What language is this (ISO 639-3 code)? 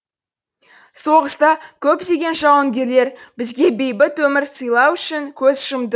kaz